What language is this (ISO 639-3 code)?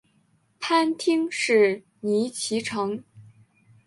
zho